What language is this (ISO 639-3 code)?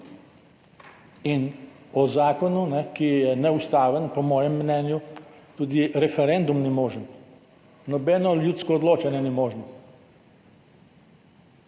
slv